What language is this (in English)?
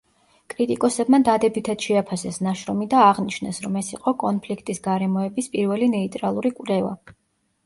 Georgian